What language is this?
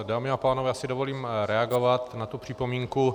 Czech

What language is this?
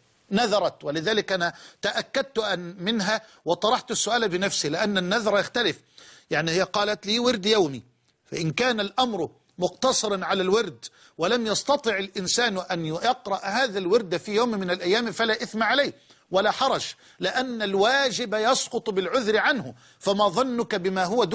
Arabic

